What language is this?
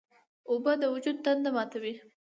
Pashto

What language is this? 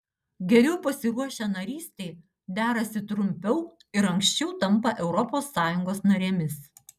Lithuanian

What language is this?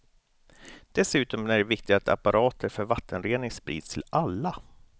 Swedish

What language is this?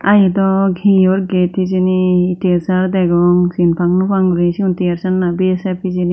Chakma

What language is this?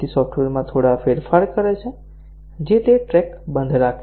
Gujarati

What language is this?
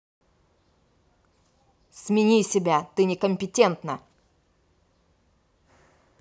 Russian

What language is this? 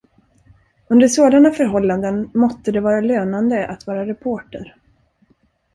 Swedish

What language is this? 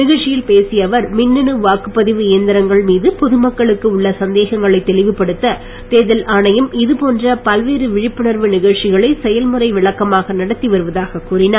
Tamil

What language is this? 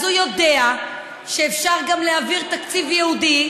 Hebrew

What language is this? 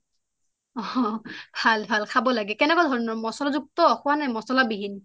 Assamese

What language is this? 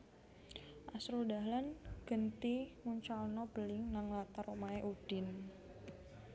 Javanese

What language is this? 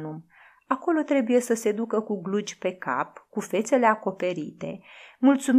Romanian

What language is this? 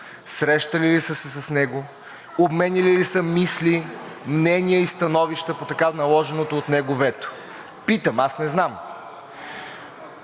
Bulgarian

